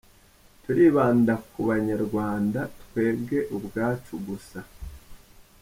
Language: Kinyarwanda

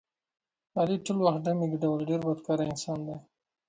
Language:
Pashto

